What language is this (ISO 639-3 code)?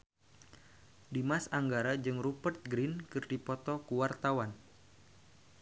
sun